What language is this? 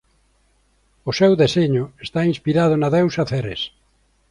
Galician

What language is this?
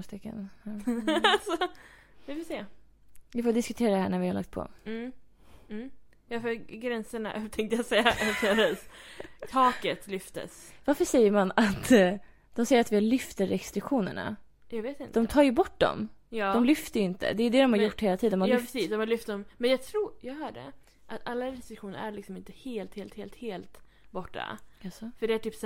Swedish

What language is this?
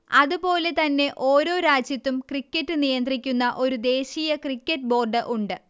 Malayalam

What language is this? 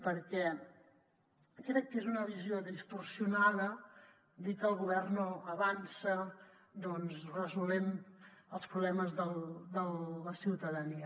Catalan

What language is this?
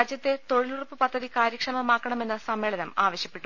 Malayalam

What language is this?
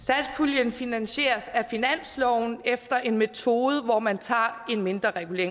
Danish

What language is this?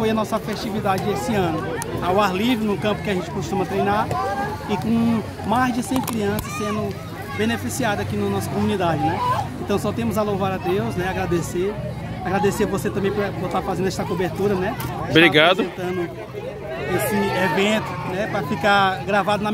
Portuguese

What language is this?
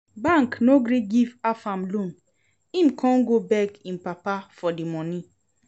Nigerian Pidgin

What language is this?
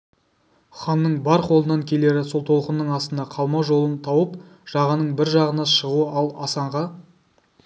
Kazakh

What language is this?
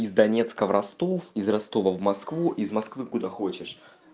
Russian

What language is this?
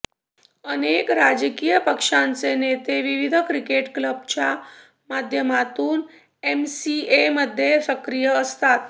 Marathi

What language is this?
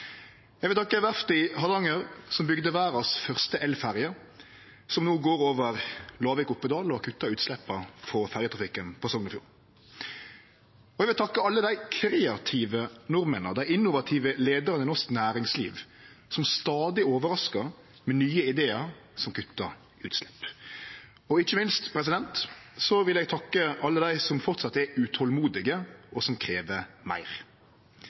Norwegian Nynorsk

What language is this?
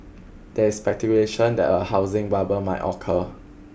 English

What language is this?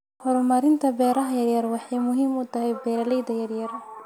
Somali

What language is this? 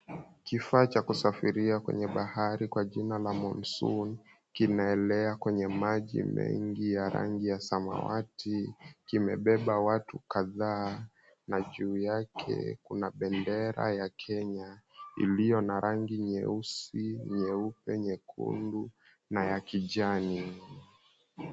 Swahili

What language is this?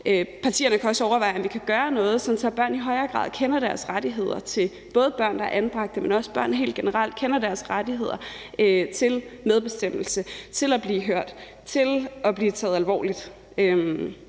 Danish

